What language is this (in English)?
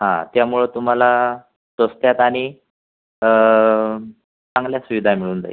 Marathi